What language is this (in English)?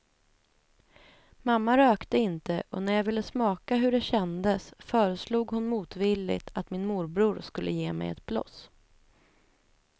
Swedish